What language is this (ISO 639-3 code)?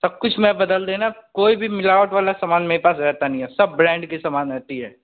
hin